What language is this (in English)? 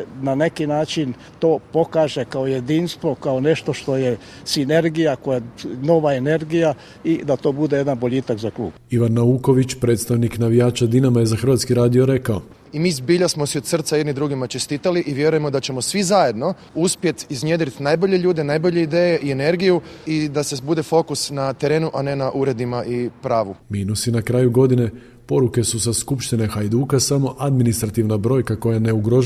Croatian